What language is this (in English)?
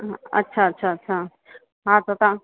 Sindhi